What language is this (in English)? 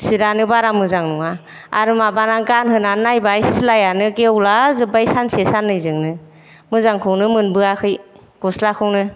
Bodo